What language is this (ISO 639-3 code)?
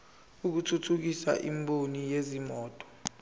zul